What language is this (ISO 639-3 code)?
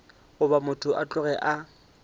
nso